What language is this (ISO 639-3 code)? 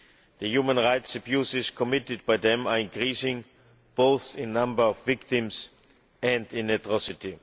eng